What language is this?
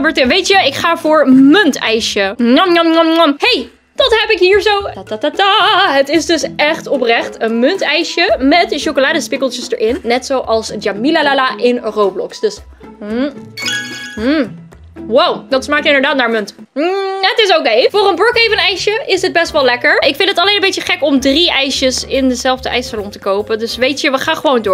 Dutch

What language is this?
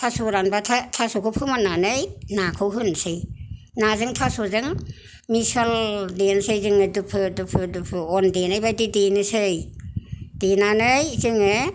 Bodo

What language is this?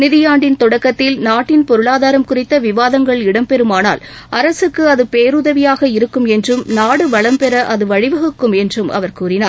Tamil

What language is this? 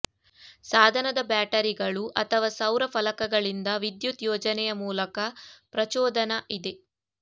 Kannada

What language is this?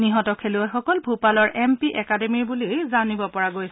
Assamese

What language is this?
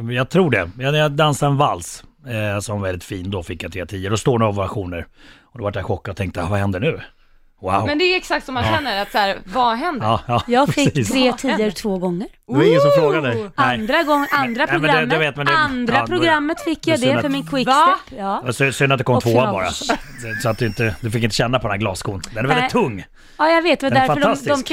Swedish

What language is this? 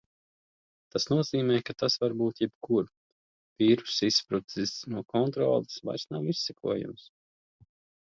Latvian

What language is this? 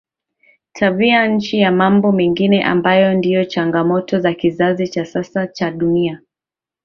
Swahili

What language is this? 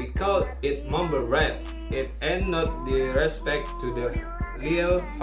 Indonesian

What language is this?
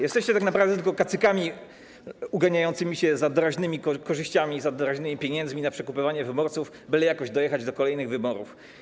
Polish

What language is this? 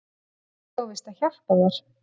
Icelandic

